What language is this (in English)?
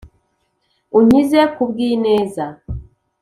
Kinyarwanda